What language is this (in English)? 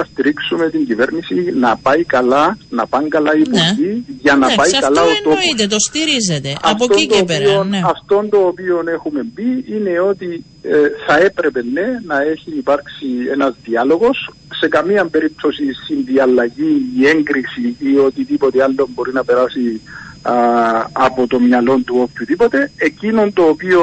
Greek